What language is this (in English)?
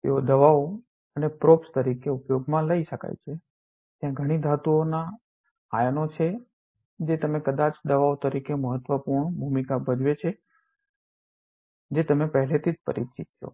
Gujarati